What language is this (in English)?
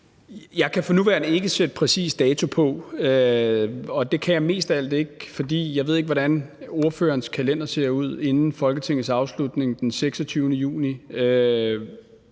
Danish